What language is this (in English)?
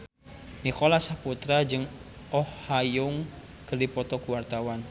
Sundanese